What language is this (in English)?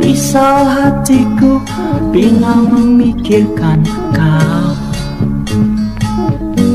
Indonesian